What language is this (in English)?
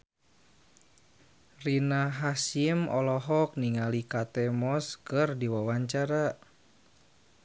Sundanese